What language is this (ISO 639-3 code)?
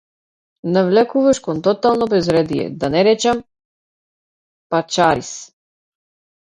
mkd